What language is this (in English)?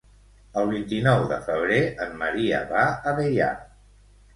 Catalan